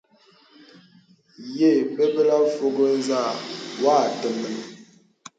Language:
Bebele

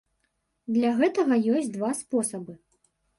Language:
Belarusian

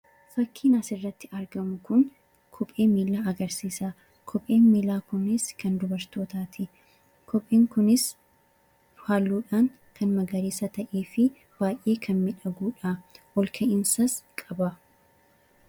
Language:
Oromo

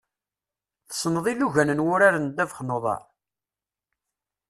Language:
Kabyle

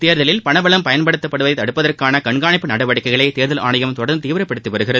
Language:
Tamil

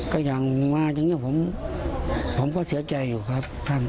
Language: Thai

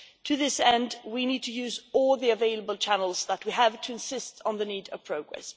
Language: English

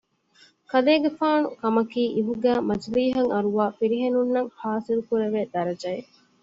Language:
Divehi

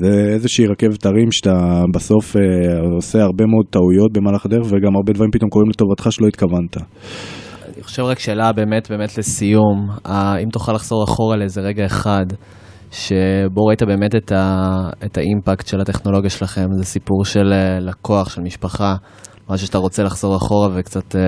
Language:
Hebrew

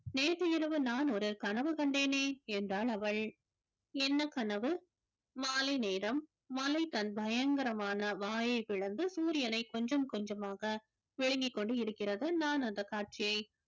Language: Tamil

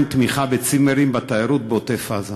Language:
Hebrew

